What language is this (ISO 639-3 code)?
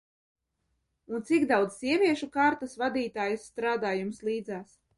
lav